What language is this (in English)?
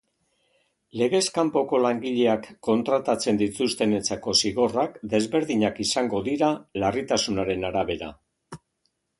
Basque